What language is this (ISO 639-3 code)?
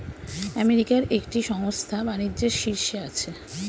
ben